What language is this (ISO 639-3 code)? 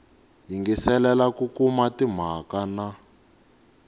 tso